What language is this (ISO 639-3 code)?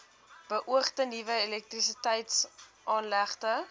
afr